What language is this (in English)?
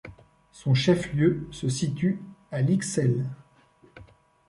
French